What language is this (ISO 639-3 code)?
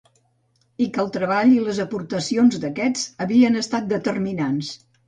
cat